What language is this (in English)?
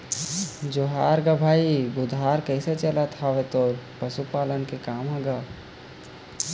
Chhattisgarhi